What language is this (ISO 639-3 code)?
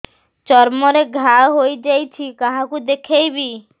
ori